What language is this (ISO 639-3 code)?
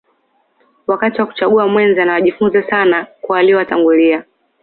swa